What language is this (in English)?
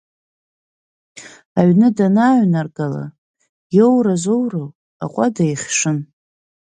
Abkhazian